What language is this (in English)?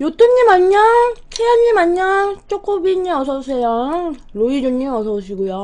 Korean